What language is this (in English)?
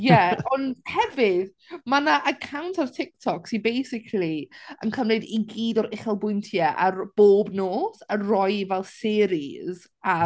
Welsh